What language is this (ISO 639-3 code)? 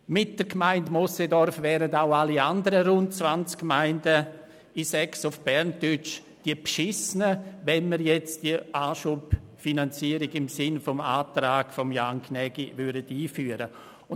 gsw